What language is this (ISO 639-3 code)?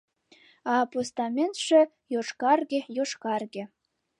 chm